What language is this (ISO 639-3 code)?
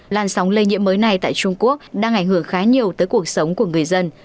vie